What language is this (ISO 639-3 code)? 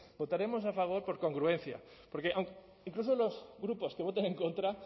spa